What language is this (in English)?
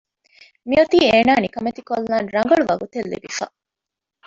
Divehi